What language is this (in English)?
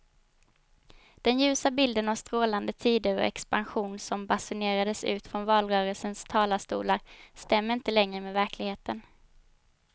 Swedish